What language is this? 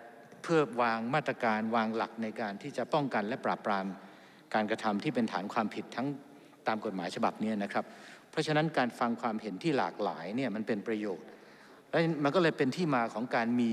Thai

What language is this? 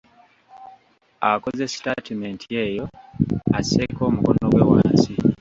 Ganda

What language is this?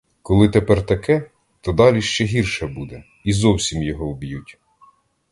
Ukrainian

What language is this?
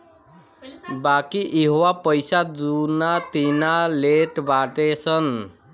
Bhojpuri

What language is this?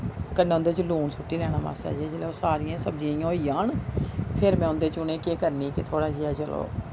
Dogri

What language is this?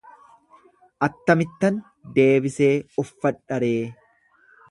Oromo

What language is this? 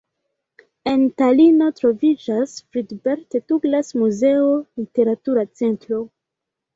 Esperanto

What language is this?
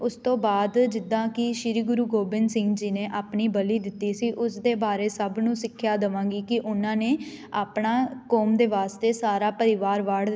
Punjabi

